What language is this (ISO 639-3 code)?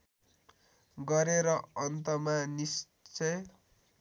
nep